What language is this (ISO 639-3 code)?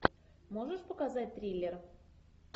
rus